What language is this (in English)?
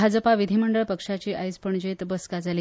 Konkani